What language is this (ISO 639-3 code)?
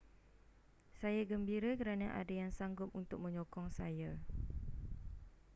msa